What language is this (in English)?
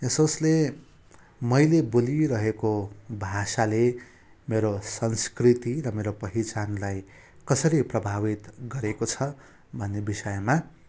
Nepali